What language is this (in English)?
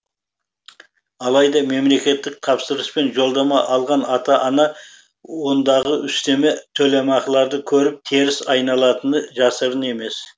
Kazakh